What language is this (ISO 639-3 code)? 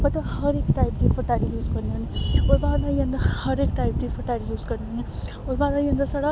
doi